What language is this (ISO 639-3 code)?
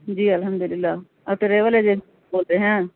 urd